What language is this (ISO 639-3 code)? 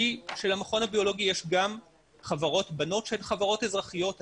heb